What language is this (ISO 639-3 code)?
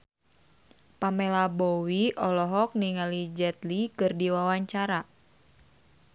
sun